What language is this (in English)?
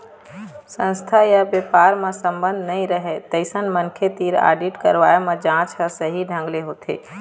Chhattisgarhi